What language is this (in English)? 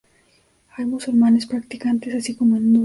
Spanish